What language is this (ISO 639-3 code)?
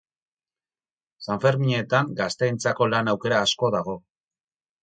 eus